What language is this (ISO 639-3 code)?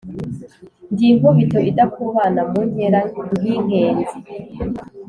kin